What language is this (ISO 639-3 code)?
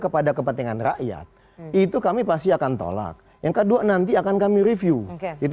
ind